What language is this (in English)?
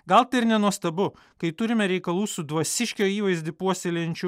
Lithuanian